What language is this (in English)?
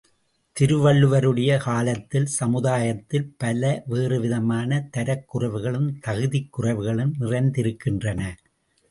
Tamil